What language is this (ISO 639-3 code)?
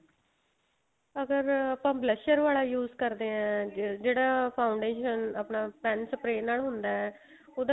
pan